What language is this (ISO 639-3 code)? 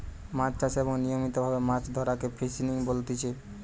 ben